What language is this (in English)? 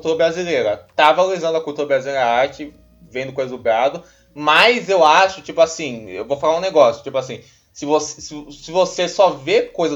Portuguese